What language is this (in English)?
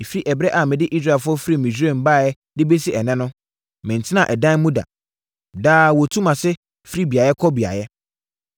Akan